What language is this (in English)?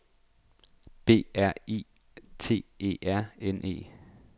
Danish